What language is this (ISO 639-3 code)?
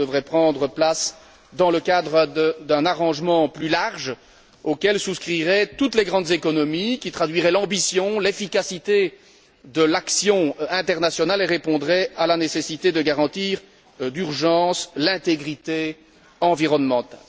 fra